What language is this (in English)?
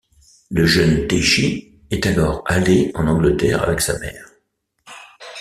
French